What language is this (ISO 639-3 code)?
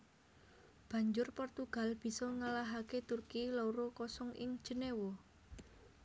jav